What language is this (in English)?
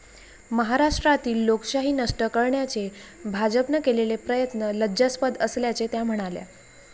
Marathi